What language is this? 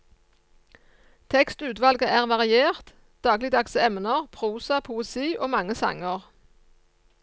Norwegian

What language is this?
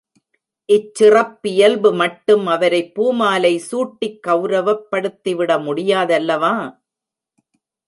Tamil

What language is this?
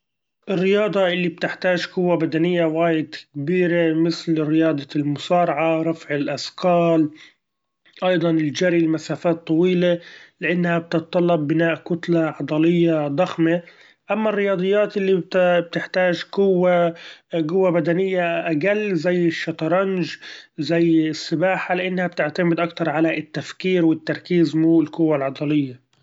Gulf Arabic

